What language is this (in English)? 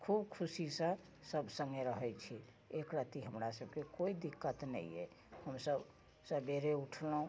Maithili